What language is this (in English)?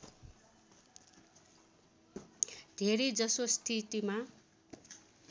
Nepali